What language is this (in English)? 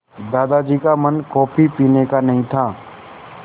Hindi